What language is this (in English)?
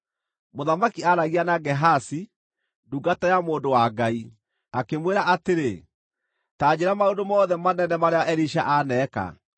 Kikuyu